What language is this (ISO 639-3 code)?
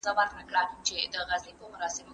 pus